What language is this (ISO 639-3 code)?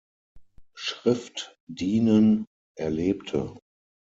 deu